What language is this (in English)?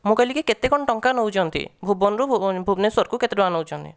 Odia